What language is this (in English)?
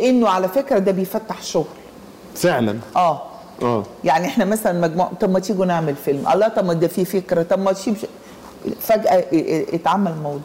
Arabic